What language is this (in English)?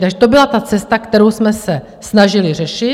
Czech